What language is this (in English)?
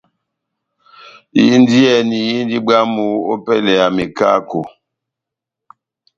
Batanga